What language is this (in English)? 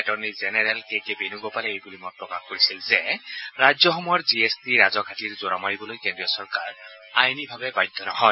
Assamese